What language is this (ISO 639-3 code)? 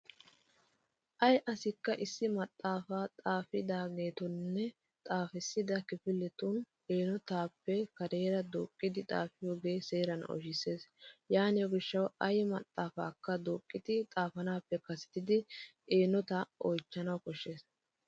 wal